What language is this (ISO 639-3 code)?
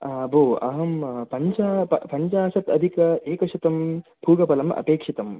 san